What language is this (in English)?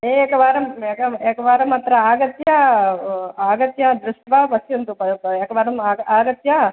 Sanskrit